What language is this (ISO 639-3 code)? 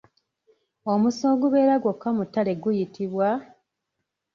lug